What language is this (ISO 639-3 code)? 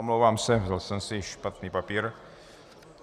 ces